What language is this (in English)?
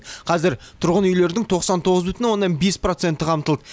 Kazakh